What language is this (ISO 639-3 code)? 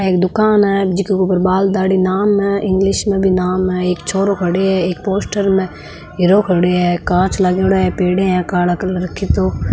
mwr